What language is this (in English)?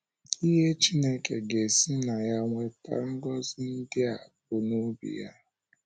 Igbo